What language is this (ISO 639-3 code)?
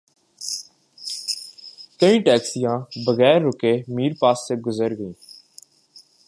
urd